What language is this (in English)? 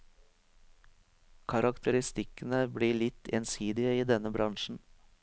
Norwegian